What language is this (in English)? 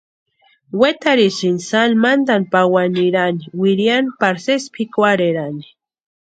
Western Highland Purepecha